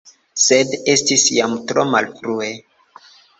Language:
Esperanto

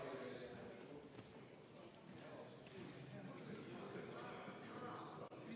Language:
Estonian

